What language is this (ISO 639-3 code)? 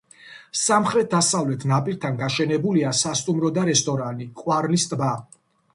kat